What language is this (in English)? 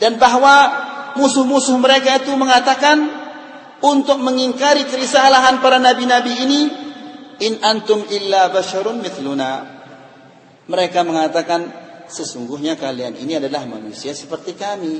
Indonesian